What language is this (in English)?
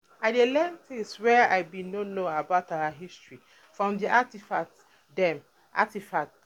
Nigerian Pidgin